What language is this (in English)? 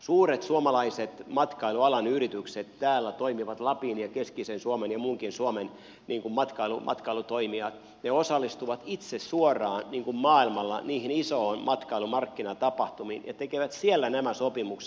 Finnish